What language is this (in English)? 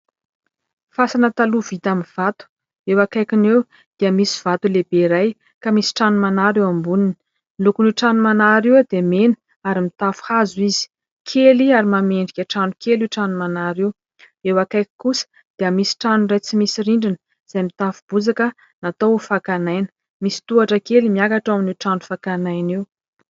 Malagasy